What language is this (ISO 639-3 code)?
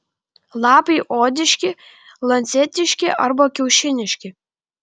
lit